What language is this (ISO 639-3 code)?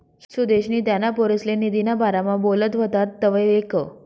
mar